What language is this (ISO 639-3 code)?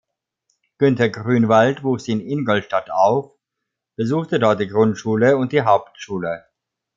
deu